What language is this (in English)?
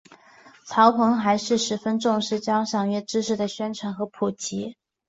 Chinese